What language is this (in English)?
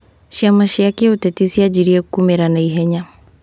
Kikuyu